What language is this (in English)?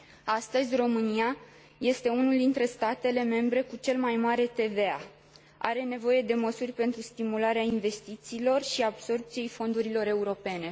Romanian